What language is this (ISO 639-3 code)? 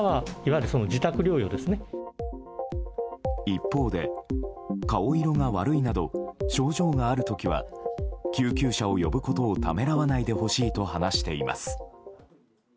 jpn